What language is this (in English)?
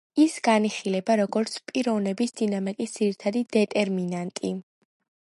Georgian